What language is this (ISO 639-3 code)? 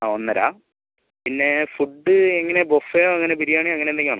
mal